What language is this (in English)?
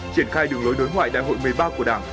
Vietnamese